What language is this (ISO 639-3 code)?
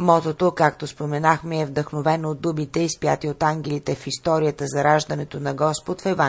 bul